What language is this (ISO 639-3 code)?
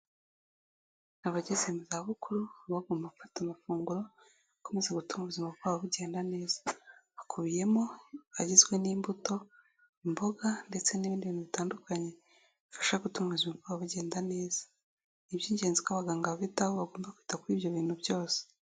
kin